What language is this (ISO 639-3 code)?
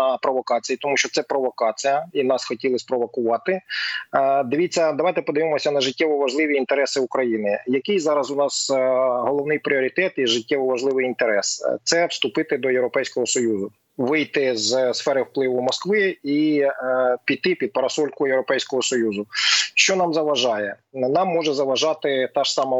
ukr